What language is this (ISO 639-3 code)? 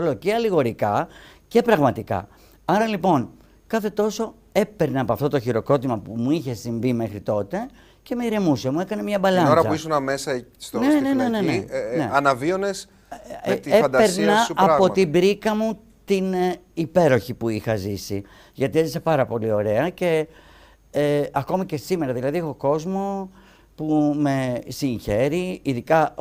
ell